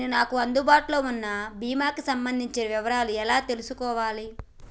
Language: Telugu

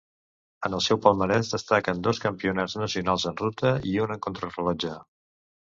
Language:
Catalan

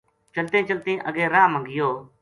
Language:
Gujari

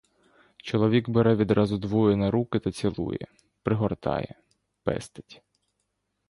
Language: Ukrainian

